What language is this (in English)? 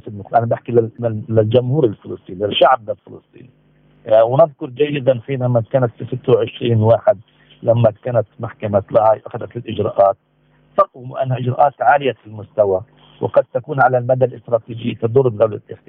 Arabic